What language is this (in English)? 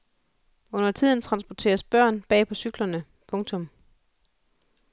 Danish